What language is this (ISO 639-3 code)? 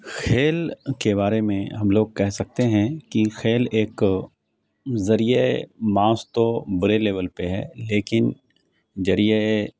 urd